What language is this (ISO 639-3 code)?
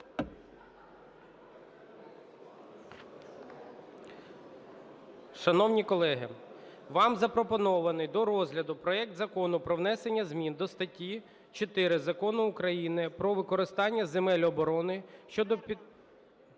ukr